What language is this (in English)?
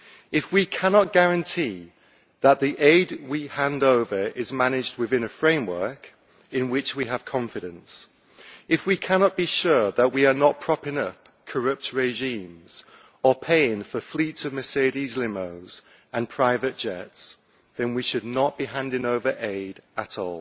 English